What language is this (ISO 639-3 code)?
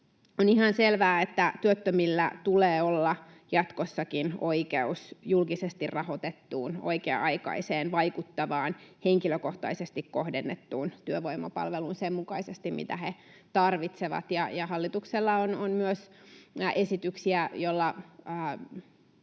fin